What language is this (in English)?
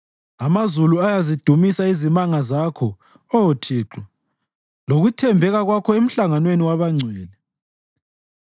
North Ndebele